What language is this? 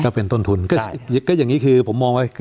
Thai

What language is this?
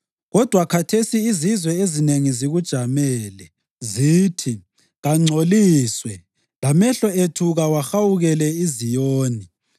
North Ndebele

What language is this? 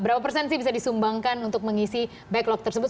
Indonesian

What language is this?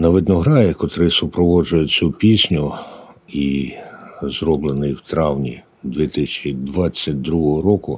Ukrainian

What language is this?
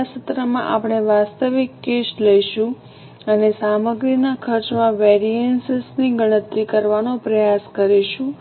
Gujarati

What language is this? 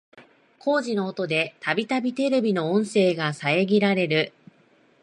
Japanese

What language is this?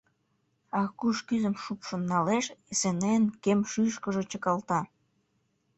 Mari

